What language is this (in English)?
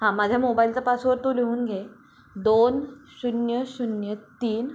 Marathi